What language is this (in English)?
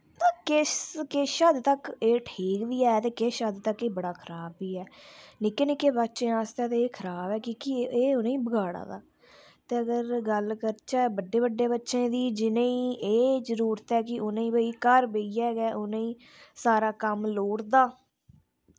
Dogri